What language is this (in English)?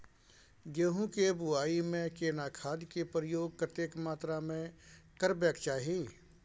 Maithili